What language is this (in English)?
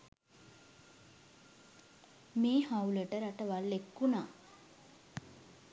Sinhala